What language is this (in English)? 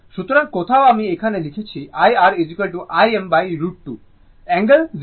Bangla